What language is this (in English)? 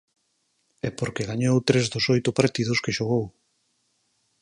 Galician